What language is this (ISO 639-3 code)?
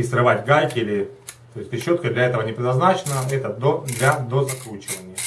rus